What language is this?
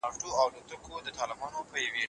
Pashto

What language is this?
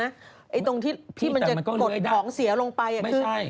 Thai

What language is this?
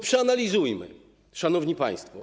Polish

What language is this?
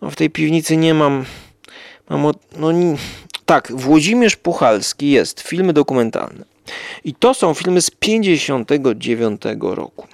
Polish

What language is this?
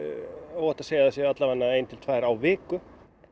Icelandic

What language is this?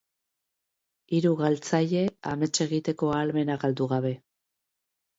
Basque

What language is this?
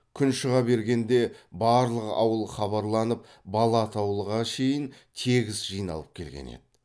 Kazakh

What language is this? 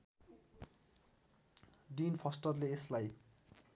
Nepali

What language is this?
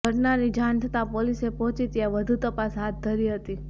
Gujarati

